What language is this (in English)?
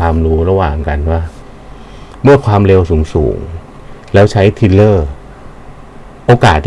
Thai